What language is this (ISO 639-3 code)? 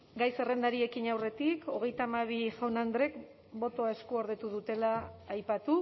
eus